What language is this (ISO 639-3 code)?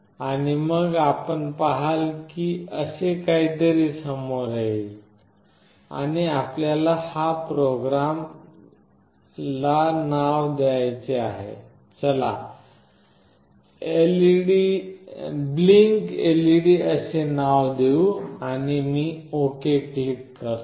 mar